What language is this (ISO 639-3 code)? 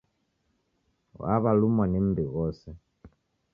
dav